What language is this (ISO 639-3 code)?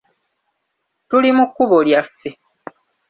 lug